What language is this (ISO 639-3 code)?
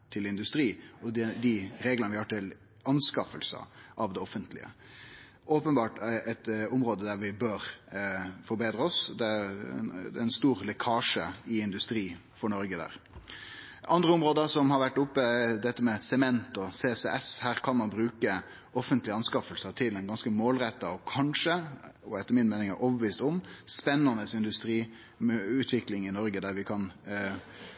nno